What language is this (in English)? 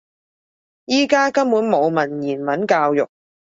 Cantonese